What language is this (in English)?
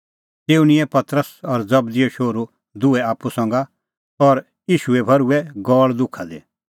Kullu Pahari